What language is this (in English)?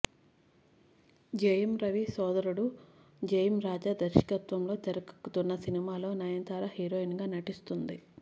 Telugu